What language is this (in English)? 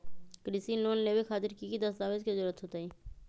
Magahi